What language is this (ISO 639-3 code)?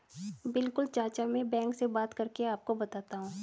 hin